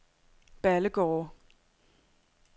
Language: Danish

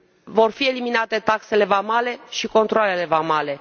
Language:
Romanian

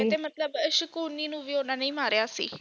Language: Punjabi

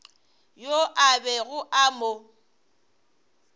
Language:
Northern Sotho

